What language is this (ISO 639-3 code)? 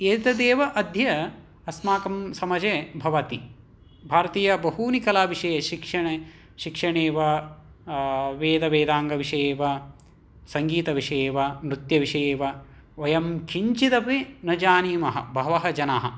san